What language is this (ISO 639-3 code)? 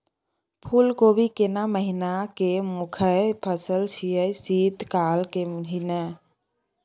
mai